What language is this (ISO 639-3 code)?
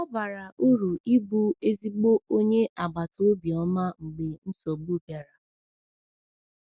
ibo